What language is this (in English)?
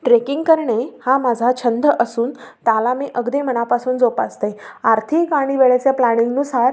Marathi